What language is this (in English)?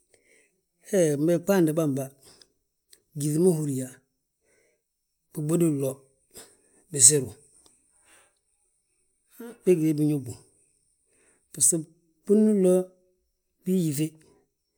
Balanta-Ganja